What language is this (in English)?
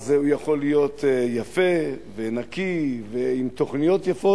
Hebrew